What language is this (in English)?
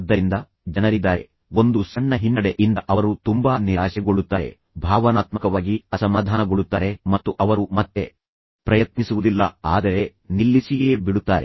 Kannada